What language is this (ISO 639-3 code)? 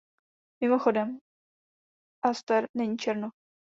ces